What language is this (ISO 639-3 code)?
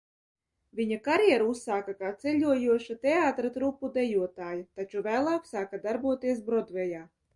lav